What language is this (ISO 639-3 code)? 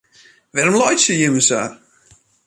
fry